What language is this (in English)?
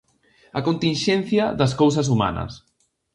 Galician